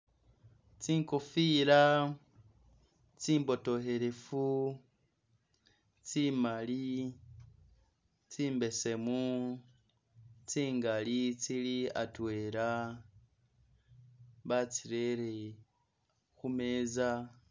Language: Masaaba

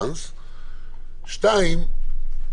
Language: Hebrew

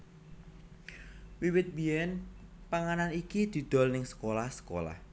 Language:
Javanese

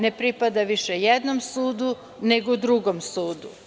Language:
Serbian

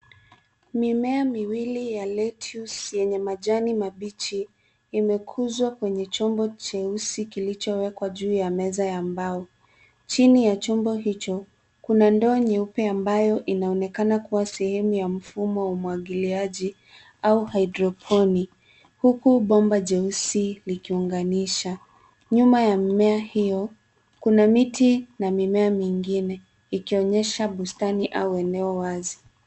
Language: Swahili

